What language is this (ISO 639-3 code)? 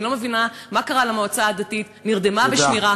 heb